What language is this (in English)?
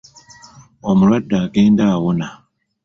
Ganda